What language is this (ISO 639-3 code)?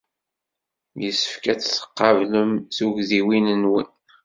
kab